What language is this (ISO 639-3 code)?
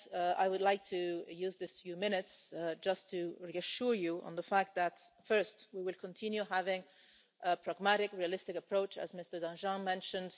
eng